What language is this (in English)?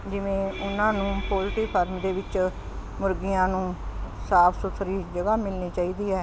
Punjabi